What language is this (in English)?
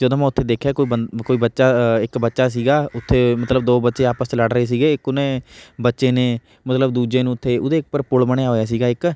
Punjabi